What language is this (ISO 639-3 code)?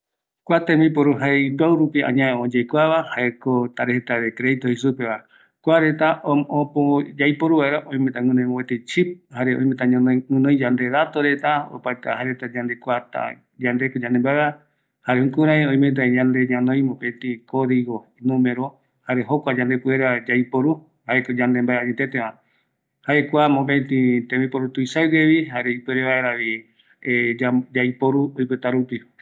gui